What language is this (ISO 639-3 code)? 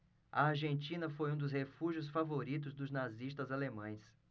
por